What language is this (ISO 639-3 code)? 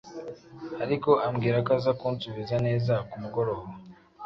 kin